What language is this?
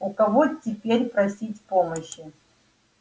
Russian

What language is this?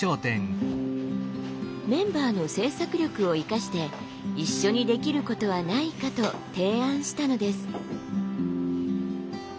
Japanese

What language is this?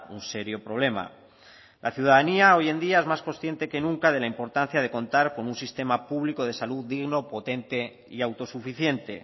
Spanish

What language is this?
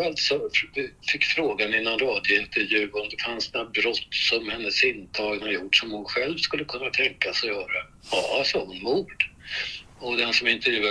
Swedish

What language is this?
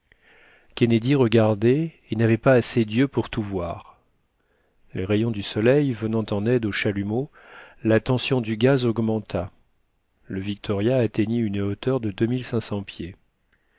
French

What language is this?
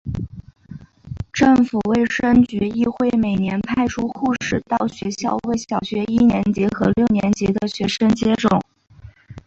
Chinese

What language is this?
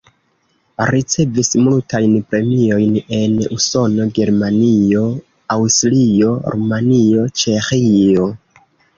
Esperanto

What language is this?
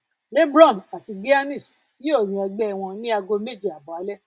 Yoruba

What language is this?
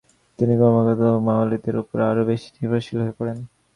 Bangla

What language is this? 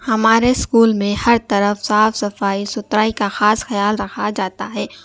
Urdu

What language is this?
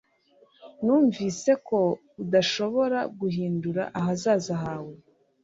Kinyarwanda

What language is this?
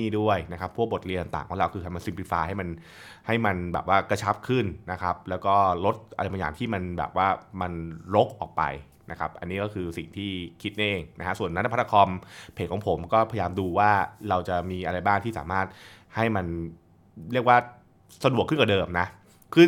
Thai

